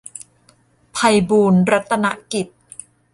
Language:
Thai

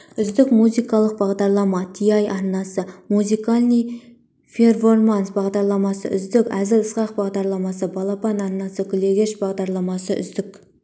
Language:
Kazakh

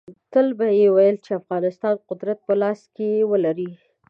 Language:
Pashto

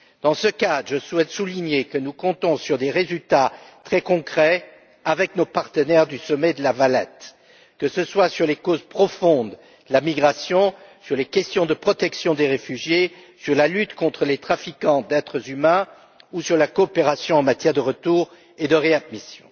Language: French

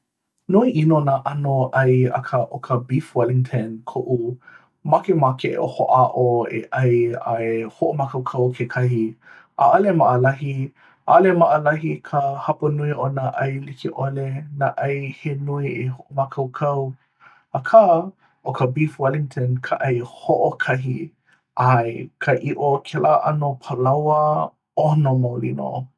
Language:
Hawaiian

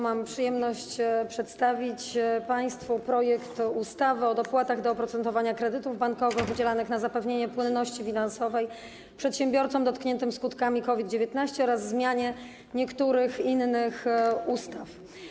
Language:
Polish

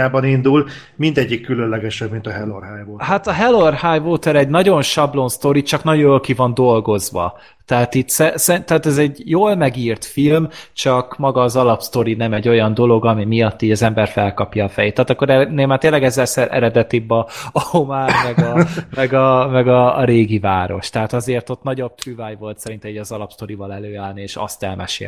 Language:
Hungarian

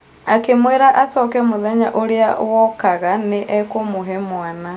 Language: Kikuyu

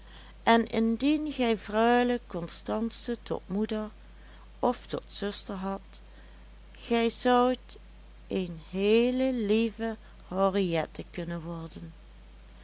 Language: Dutch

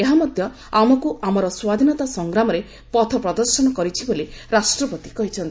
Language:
Odia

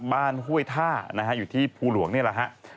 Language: Thai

